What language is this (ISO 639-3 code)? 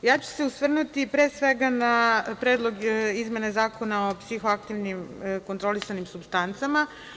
srp